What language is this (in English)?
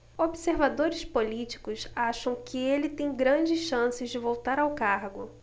Portuguese